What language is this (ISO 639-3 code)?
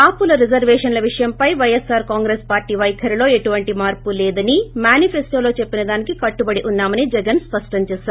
tel